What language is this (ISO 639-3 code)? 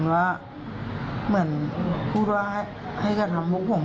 tha